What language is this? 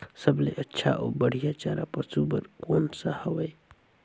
Chhattisgarhi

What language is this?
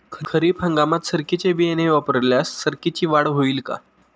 Marathi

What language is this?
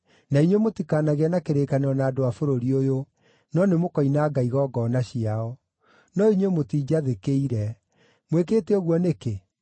Kikuyu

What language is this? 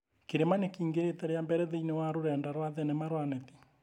Kikuyu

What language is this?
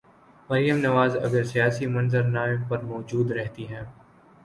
Urdu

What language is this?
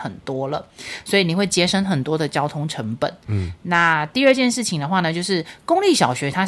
Chinese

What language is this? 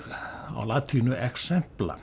Icelandic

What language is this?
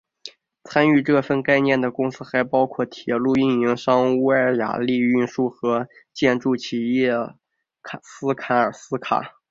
Chinese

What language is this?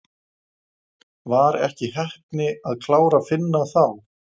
Icelandic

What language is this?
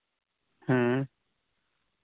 Santali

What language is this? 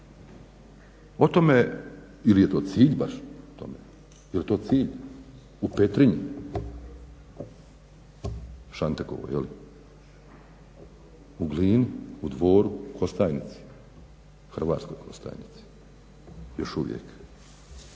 Croatian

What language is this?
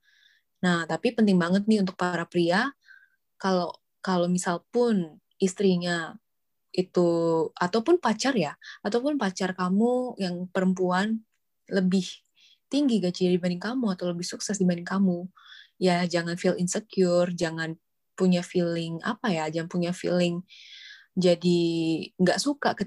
Indonesian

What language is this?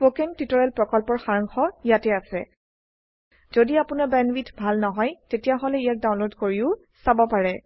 Assamese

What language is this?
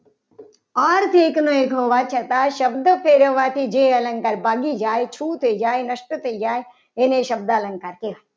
Gujarati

